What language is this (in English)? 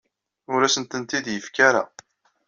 Kabyle